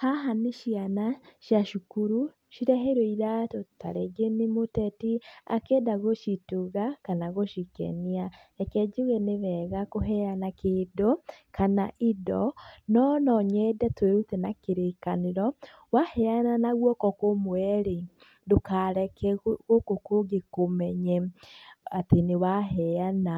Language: Kikuyu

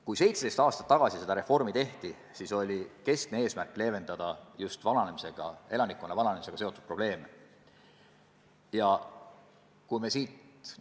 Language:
Estonian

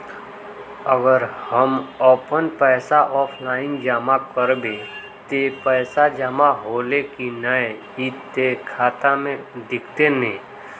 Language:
Magahi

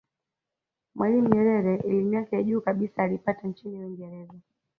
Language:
Swahili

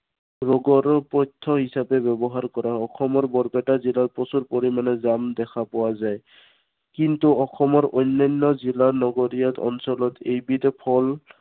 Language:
Assamese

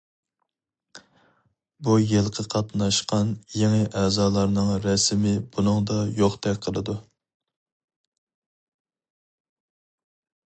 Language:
Uyghur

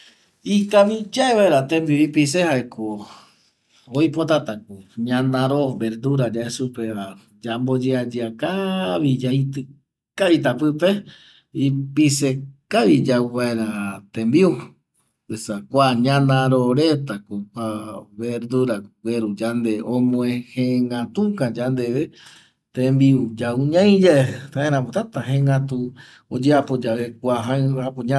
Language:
Eastern Bolivian Guaraní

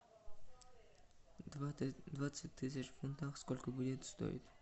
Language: Russian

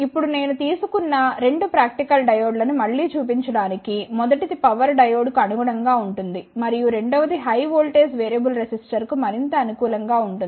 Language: Telugu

